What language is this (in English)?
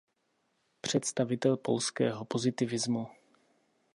Czech